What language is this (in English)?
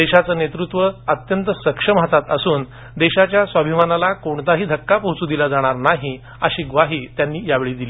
Marathi